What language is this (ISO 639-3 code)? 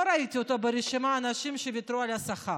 heb